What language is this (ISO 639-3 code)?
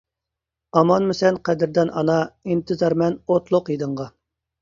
uig